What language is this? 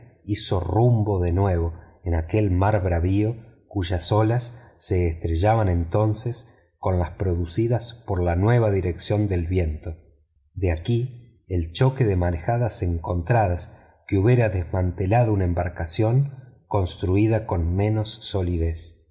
Spanish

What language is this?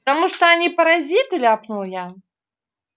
Russian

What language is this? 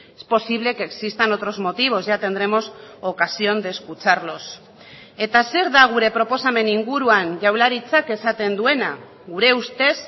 Basque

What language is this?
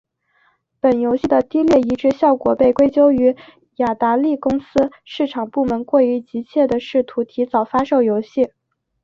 Chinese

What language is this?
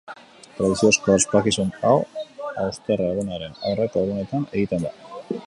Basque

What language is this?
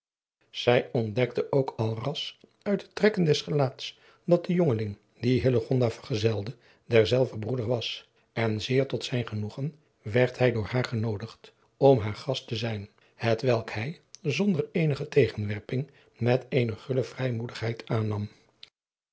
Dutch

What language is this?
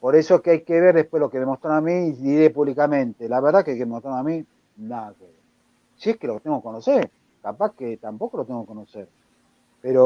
Spanish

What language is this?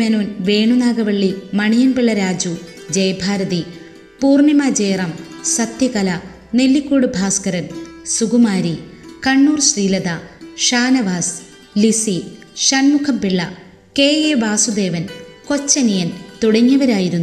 Malayalam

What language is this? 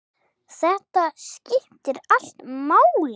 Icelandic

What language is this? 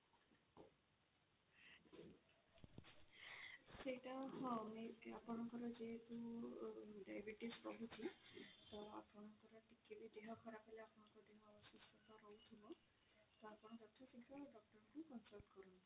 Odia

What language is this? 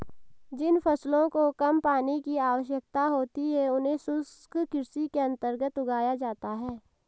Hindi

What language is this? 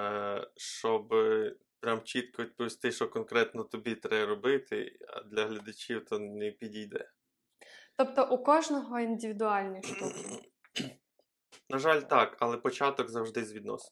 Ukrainian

